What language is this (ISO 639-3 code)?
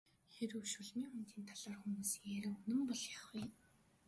mon